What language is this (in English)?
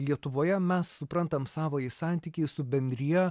Lithuanian